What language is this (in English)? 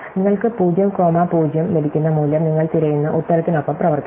Malayalam